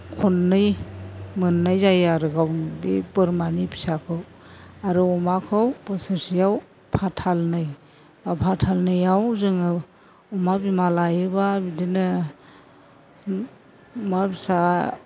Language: Bodo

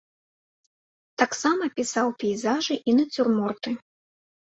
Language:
Belarusian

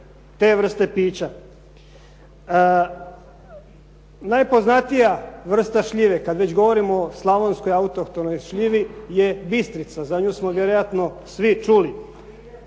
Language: Croatian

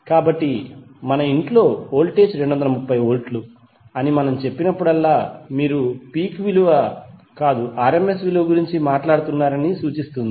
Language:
Telugu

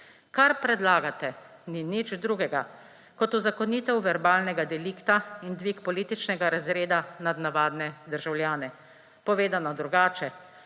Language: Slovenian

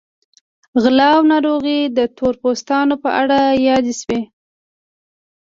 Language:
Pashto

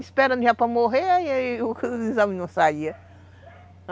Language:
Portuguese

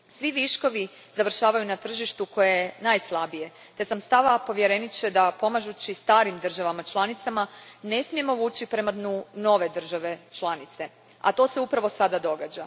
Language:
Croatian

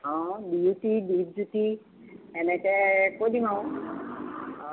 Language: Assamese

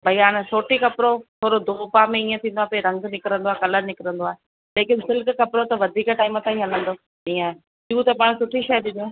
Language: Sindhi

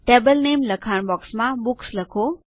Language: Gujarati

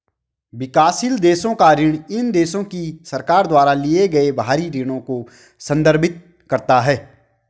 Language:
Hindi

